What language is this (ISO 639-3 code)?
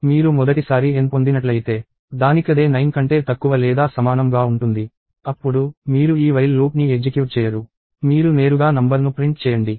tel